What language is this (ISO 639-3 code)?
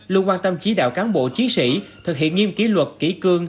vie